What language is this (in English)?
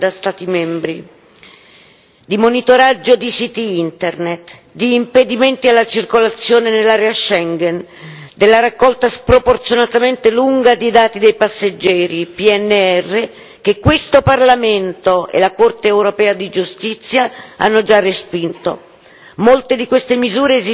Italian